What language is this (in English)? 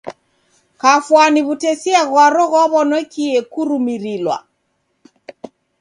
Taita